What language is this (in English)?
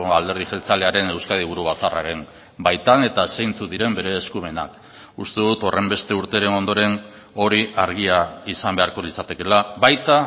Basque